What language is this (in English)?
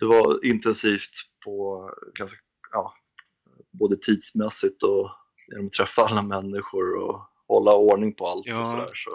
Swedish